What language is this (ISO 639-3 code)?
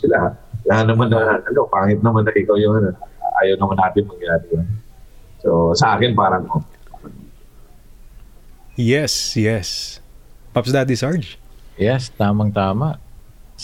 fil